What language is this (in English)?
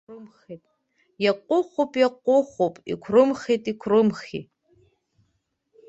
Abkhazian